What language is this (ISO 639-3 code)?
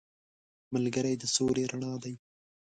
pus